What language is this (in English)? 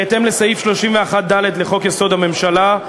Hebrew